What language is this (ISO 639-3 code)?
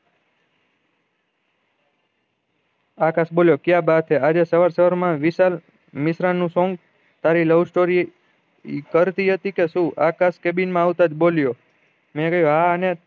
guj